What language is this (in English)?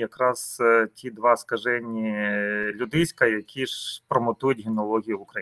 Ukrainian